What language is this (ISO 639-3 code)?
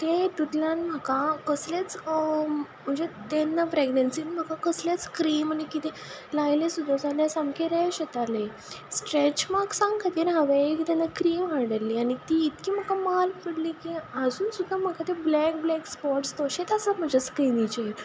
kok